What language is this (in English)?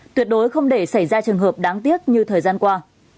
Vietnamese